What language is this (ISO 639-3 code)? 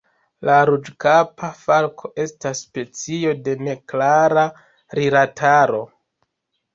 epo